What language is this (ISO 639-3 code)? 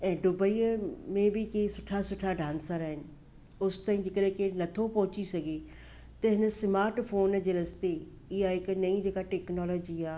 snd